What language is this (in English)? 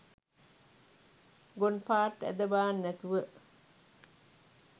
Sinhala